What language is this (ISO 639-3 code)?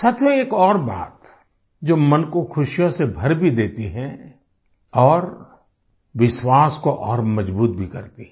hin